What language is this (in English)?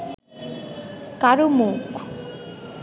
Bangla